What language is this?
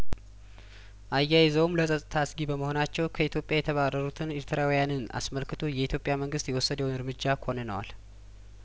Amharic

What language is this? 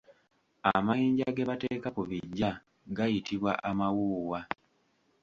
Ganda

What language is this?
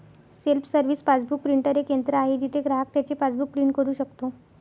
Marathi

